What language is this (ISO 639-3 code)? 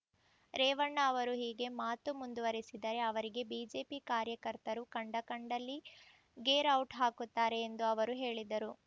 kan